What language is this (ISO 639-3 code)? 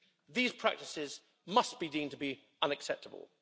eng